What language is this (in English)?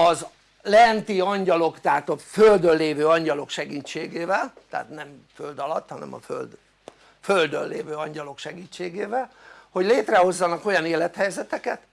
Hungarian